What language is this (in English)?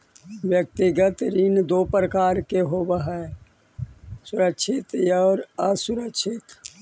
Magahi